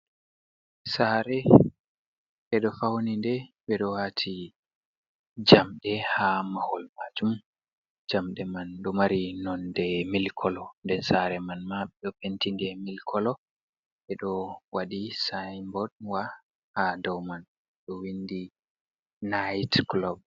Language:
Fula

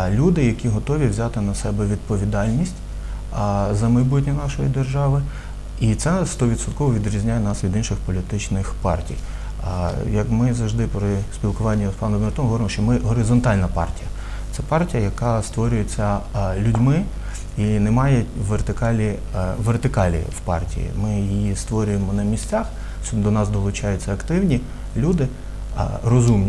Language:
Ukrainian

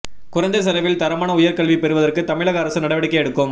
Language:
Tamil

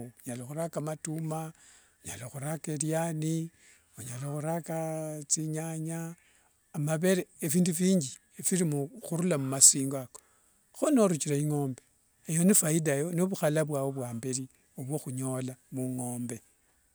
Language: Wanga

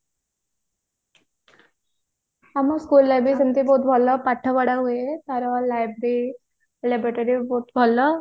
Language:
Odia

